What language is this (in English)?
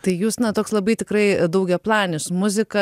Lithuanian